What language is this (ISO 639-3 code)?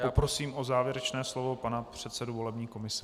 ces